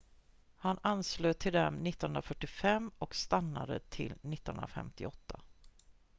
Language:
Swedish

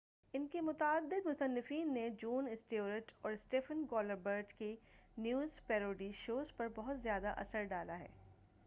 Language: Urdu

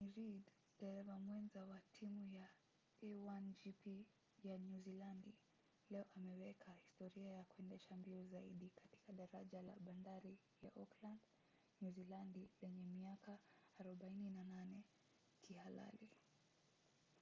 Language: Swahili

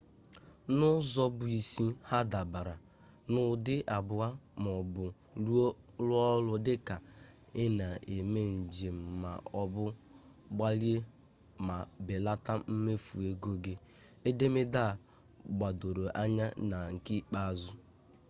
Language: Igbo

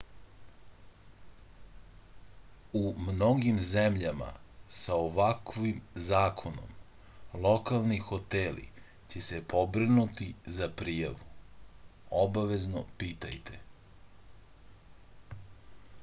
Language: Serbian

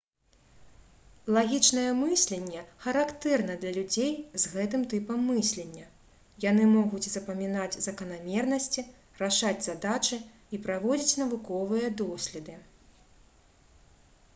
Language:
Belarusian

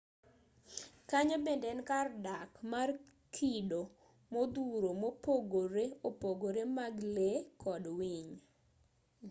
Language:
Luo (Kenya and Tanzania)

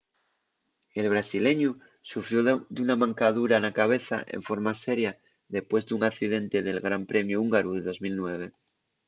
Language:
Asturian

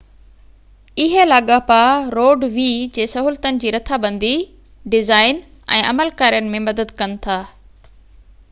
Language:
Sindhi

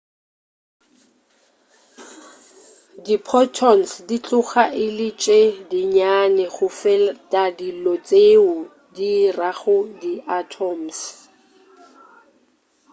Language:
Northern Sotho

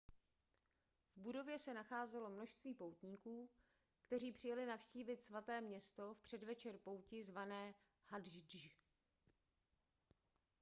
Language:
Czech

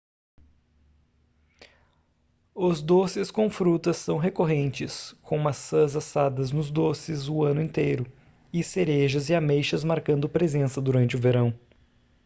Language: Portuguese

